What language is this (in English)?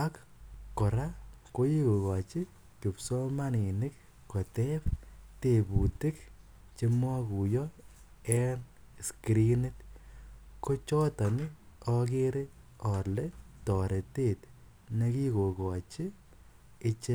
Kalenjin